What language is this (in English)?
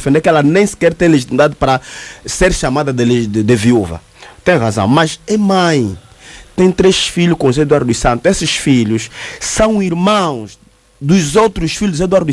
Portuguese